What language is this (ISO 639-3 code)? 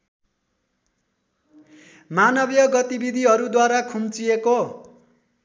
nep